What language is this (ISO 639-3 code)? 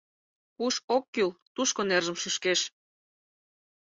chm